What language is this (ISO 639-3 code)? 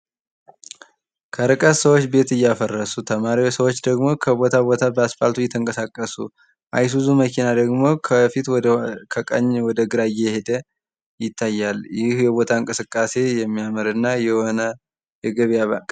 amh